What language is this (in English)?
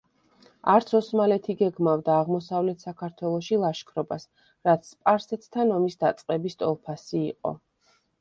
Georgian